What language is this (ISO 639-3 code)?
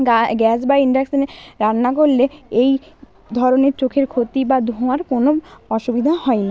ben